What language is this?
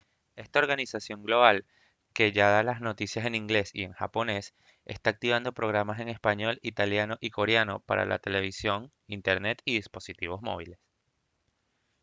Spanish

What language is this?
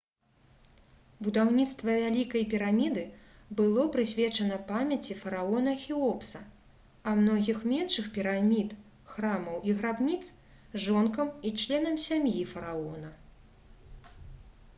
Belarusian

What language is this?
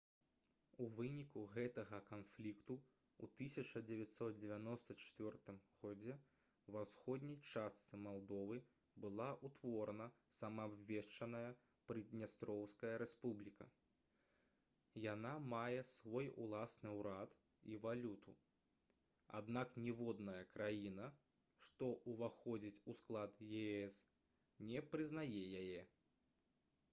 Belarusian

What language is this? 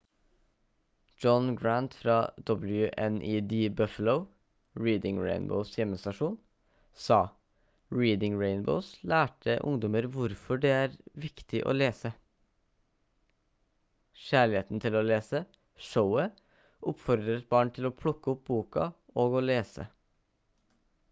Norwegian Bokmål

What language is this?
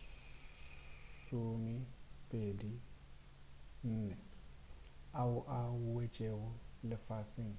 Northern Sotho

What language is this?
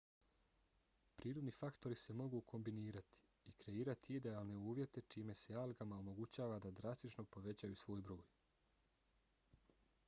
Bosnian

